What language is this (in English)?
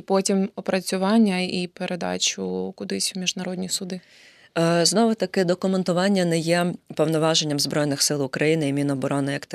Ukrainian